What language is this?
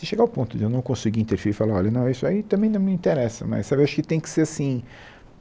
Portuguese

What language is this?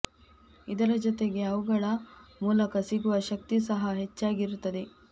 Kannada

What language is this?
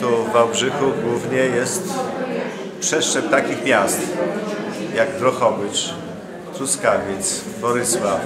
Polish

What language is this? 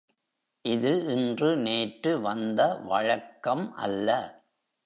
Tamil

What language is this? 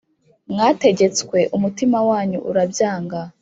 Kinyarwanda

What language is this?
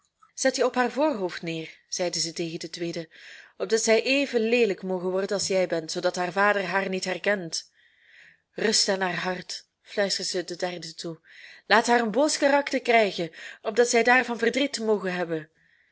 Dutch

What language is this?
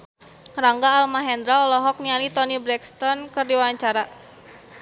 Sundanese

